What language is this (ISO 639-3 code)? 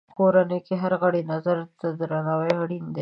pus